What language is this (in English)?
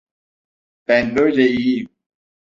Turkish